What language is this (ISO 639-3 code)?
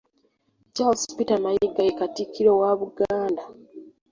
lug